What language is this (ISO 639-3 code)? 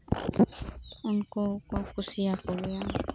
sat